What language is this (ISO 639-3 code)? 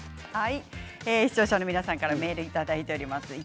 jpn